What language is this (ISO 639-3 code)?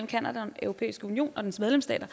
dan